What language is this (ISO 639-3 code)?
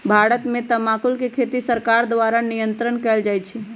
mag